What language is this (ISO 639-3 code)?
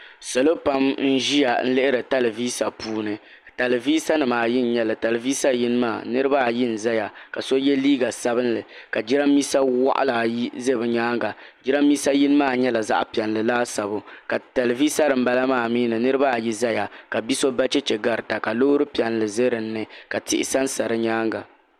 dag